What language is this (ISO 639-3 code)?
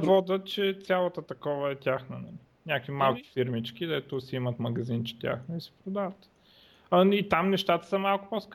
bul